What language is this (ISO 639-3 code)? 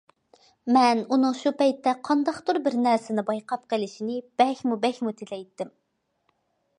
uig